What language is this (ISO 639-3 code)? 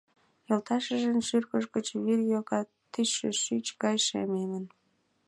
chm